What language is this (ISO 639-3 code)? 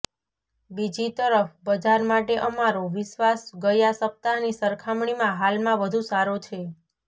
guj